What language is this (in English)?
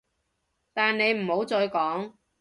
Cantonese